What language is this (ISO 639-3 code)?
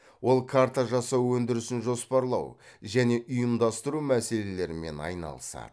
kaz